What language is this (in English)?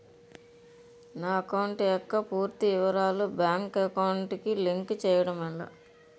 Telugu